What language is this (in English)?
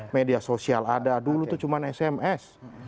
Indonesian